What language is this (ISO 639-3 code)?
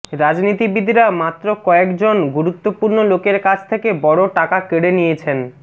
ben